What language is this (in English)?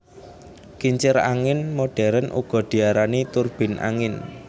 Javanese